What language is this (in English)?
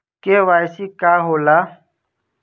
Bhojpuri